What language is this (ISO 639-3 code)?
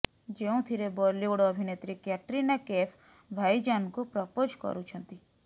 ori